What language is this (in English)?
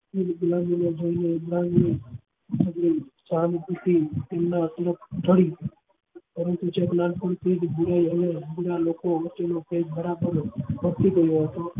Gujarati